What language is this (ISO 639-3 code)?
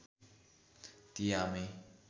nep